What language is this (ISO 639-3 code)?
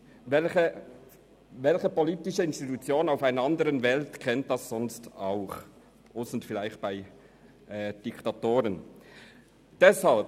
gsw